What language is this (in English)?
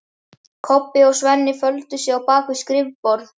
Icelandic